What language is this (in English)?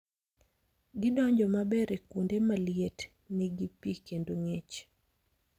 Luo (Kenya and Tanzania)